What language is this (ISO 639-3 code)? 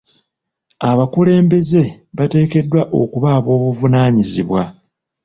lug